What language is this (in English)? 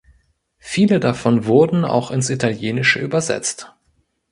German